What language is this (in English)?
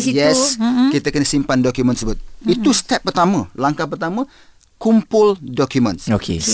Malay